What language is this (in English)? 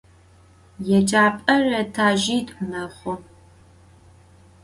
Adyghe